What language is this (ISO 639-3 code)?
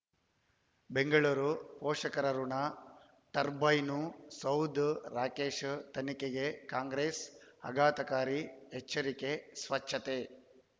kan